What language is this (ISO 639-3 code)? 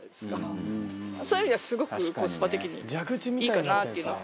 jpn